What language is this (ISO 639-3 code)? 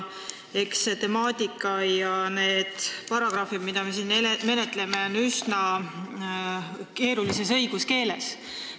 est